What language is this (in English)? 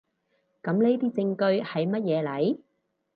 Cantonese